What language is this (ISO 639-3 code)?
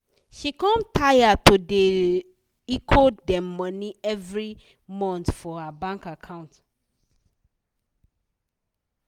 pcm